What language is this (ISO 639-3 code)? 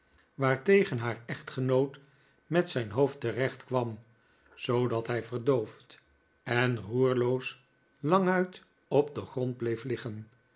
nld